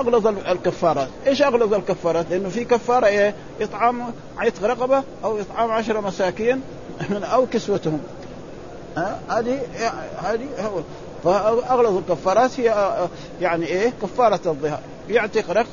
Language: Arabic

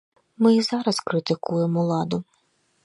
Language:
Belarusian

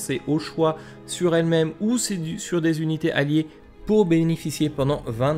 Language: French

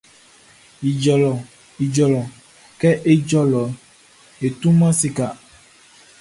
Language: Baoulé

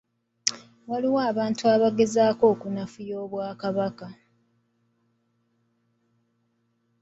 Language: Ganda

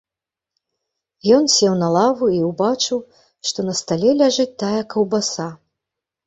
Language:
Belarusian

